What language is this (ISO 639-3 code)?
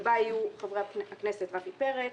heb